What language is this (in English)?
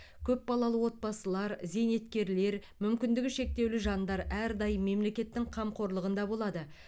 Kazakh